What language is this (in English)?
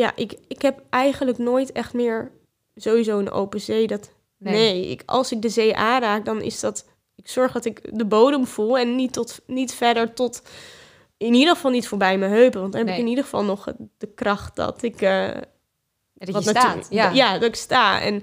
Dutch